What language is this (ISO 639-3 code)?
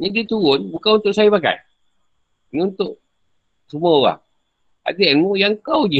msa